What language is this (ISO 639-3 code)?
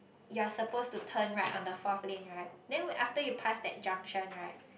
eng